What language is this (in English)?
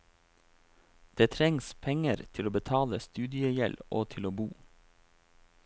Norwegian